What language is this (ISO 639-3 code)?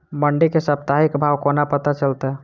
mai